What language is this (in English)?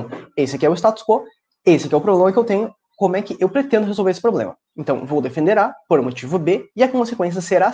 Portuguese